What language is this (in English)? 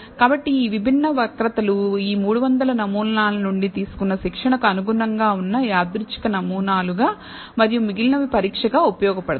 Telugu